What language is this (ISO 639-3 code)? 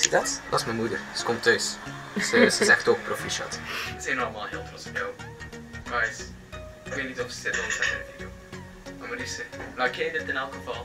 nld